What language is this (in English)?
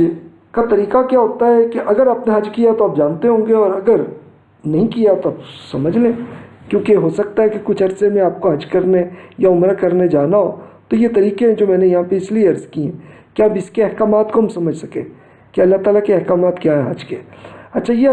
Urdu